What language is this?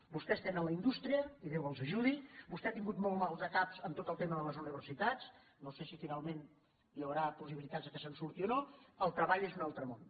Catalan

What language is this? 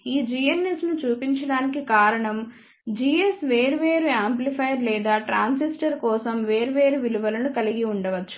Telugu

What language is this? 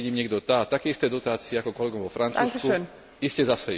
Slovak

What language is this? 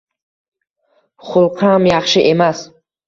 Uzbek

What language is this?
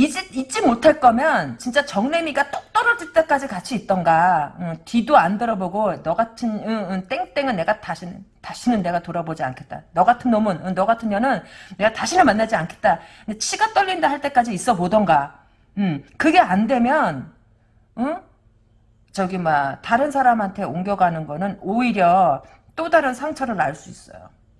Korean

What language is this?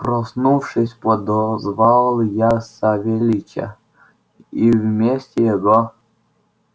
Russian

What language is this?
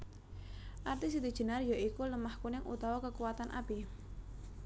Javanese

